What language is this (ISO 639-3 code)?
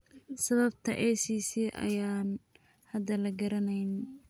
som